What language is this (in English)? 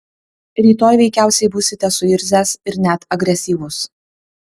Lithuanian